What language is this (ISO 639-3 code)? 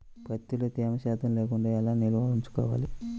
tel